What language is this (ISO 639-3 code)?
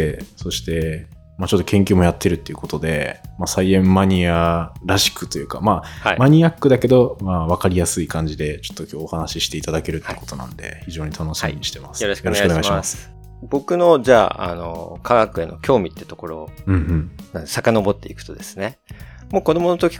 jpn